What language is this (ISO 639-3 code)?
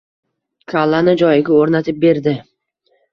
uzb